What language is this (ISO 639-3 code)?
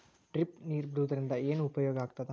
kan